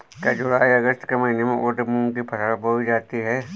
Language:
Hindi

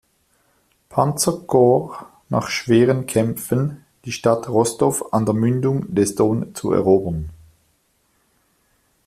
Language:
German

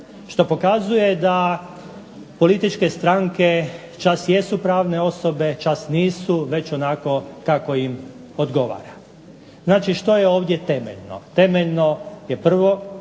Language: Croatian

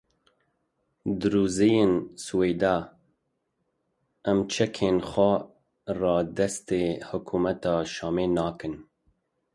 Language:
Kurdish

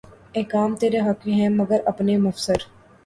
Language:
Urdu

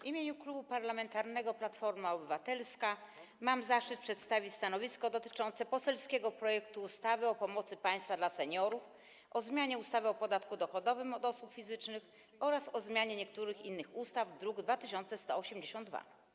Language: Polish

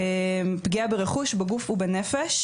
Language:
Hebrew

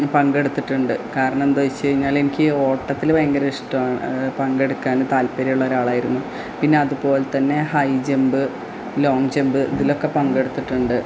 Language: Malayalam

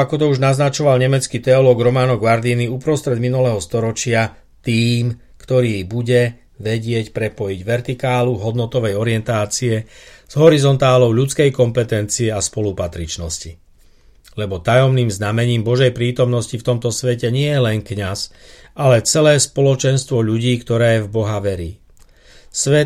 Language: Slovak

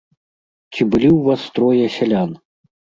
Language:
Belarusian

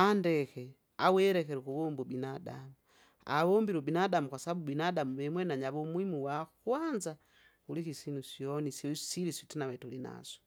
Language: Kinga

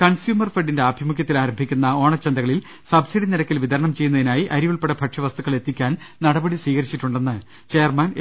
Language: Malayalam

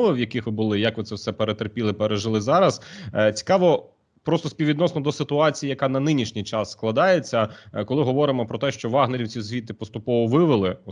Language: Ukrainian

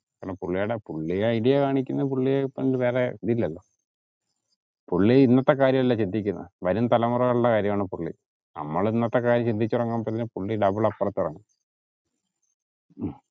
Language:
Malayalam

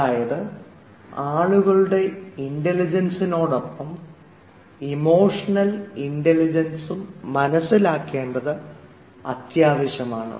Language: Malayalam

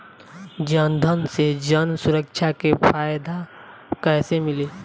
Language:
Bhojpuri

